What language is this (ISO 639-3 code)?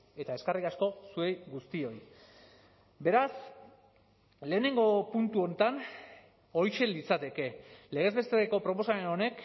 eus